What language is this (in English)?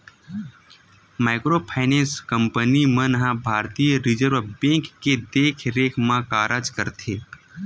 Chhattisgarhi